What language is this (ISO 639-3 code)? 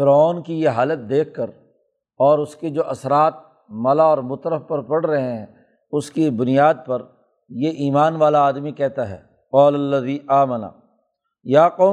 urd